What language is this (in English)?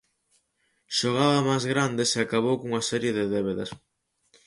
Galician